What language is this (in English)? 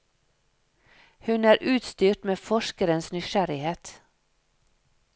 Norwegian